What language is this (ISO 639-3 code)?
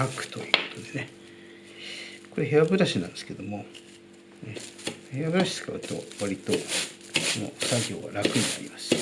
jpn